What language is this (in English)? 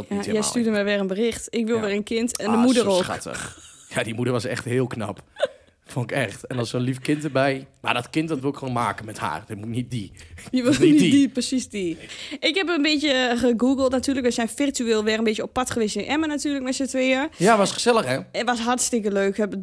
Dutch